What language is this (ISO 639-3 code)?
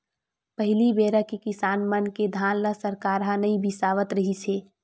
hne